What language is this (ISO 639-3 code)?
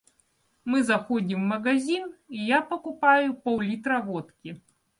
rus